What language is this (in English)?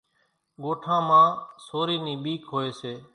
Kachi Koli